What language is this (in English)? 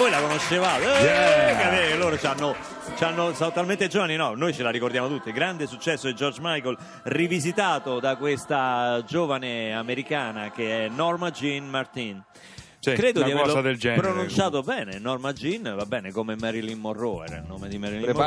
Italian